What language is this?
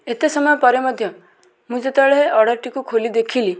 Odia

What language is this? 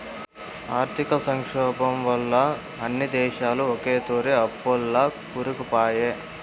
Telugu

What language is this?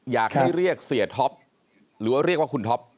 Thai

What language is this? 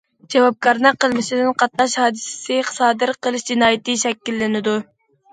Uyghur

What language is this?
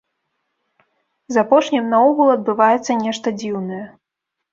Belarusian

